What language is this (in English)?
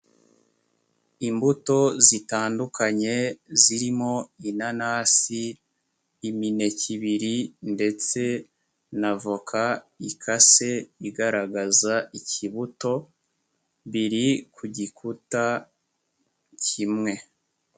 Kinyarwanda